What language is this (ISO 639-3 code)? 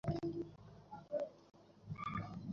ben